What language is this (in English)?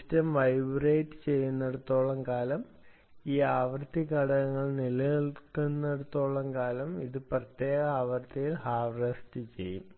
Malayalam